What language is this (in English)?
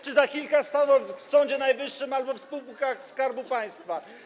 Polish